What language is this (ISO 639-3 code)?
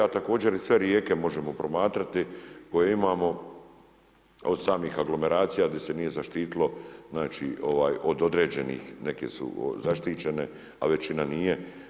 hrv